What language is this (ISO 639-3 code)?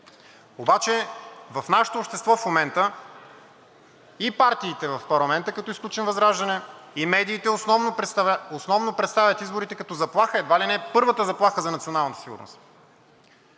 bul